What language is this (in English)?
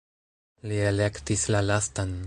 Esperanto